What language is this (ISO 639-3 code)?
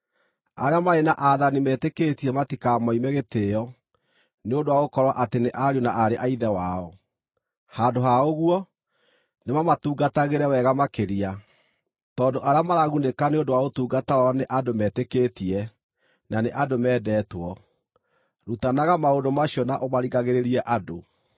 kik